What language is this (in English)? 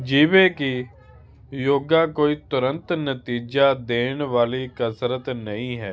Punjabi